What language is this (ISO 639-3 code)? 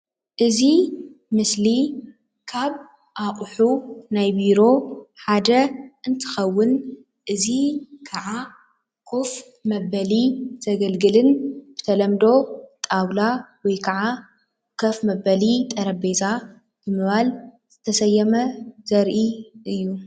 tir